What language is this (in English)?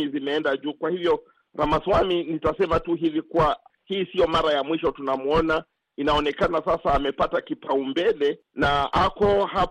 Swahili